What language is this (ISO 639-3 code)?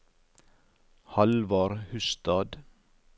nor